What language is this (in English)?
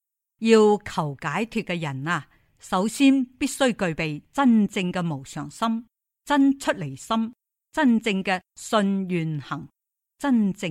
Chinese